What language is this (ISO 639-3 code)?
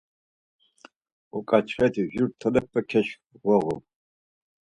lzz